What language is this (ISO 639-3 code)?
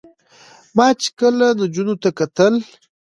pus